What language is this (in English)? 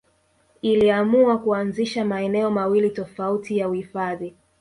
Swahili